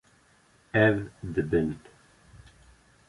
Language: Kurdish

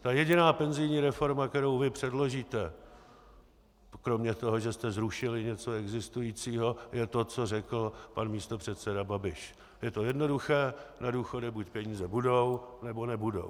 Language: Czech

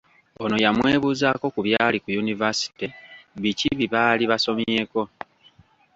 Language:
Ganda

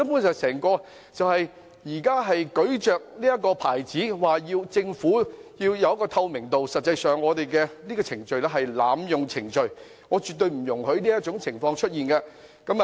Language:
Cantonese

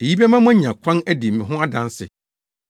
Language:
Akan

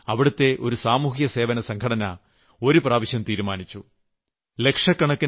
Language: Malayalam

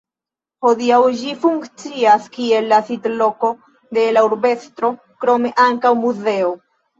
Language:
Esperanto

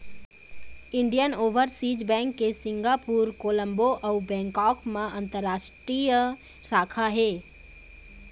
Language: Chhattisgarhi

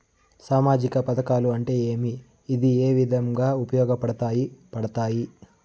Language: Telugu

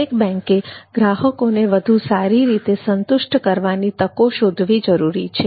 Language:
Gujarati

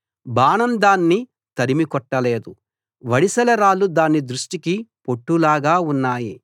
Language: Telugu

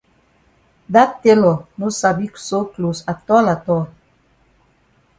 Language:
Cameroon Pidgin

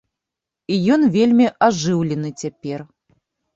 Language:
Belarusian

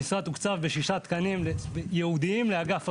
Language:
Hebrew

